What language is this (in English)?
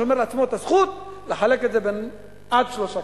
Hebrew